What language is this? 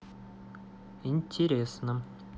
Russian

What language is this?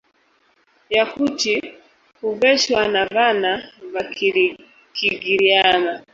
Swahili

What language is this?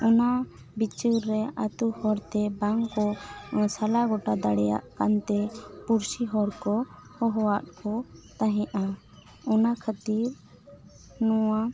Santali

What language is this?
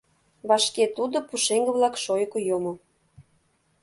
Mari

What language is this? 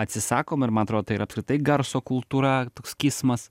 Lithuanian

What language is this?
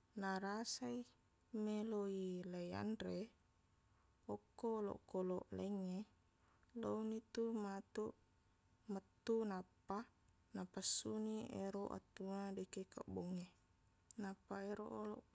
Buginese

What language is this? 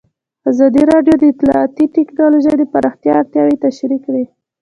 Pashto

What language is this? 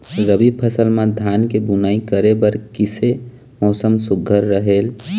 Chhattisgarhi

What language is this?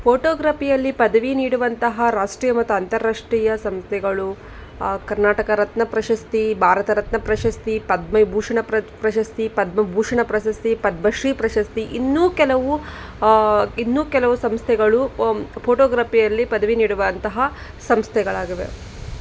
Kannada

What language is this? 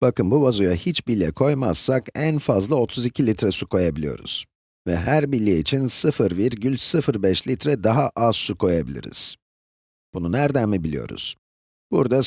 Turkish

